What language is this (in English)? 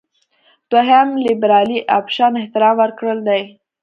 Pashto